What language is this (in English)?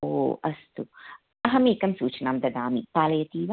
Sanskrit